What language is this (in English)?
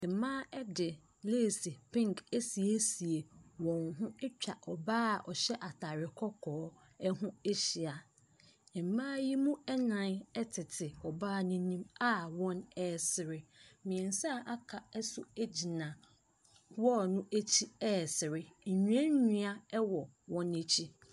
Akan